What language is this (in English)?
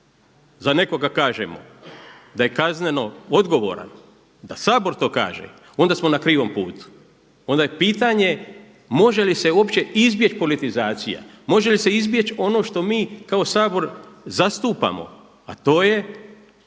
Croatian